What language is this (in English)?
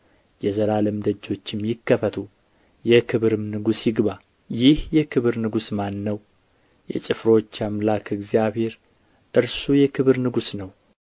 Amharic